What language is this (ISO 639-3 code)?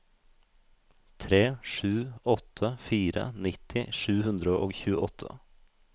nor